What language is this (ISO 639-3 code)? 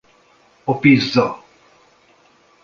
hun